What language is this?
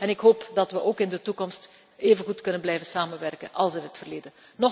Dutch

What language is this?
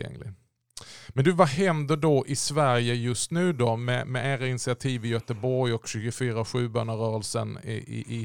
Swedish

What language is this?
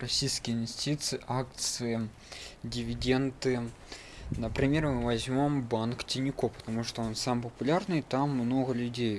Russian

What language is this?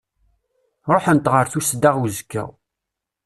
Kabyle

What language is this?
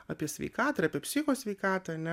Lithuanian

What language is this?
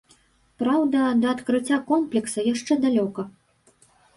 Belarusian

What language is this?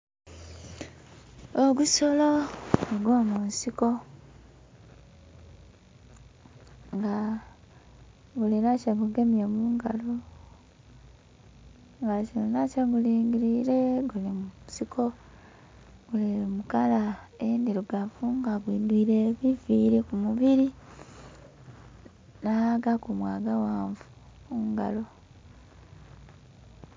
Soga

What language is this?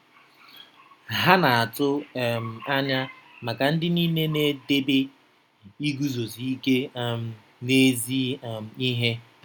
Igbo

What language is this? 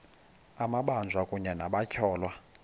Xhosa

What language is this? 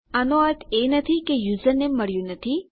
Gujarati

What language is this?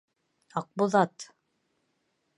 Bashkir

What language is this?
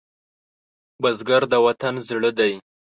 Pashto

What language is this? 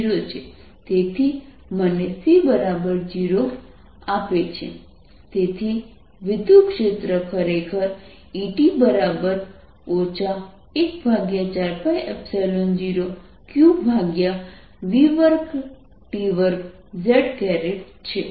Gujarati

